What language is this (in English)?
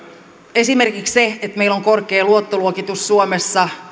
Finnish